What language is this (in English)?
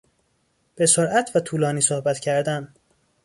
Persian